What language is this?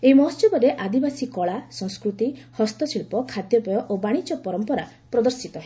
Odia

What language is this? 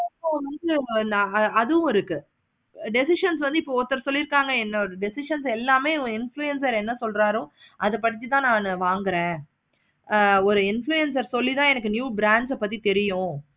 Tamil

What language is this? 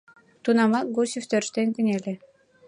Mari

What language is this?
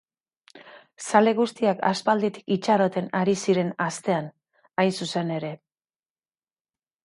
Basque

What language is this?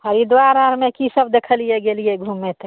Maithili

